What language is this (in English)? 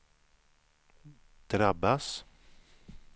Swedish